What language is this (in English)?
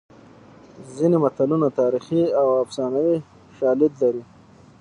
Pashto